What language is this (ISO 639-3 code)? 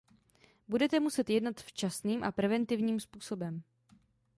ces